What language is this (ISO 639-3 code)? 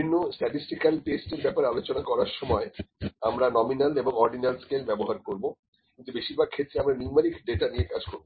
ben